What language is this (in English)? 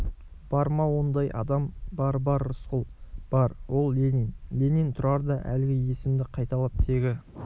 Kazakh